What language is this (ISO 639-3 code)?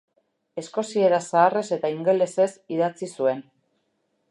eus